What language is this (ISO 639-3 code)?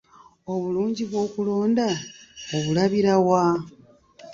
lug